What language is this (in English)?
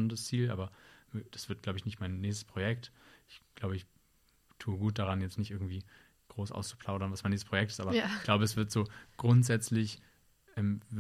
German